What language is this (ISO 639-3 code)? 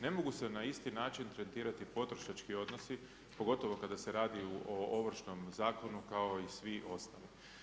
hrv